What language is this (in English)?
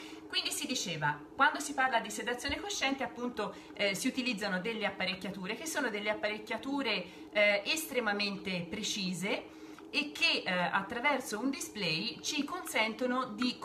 Italian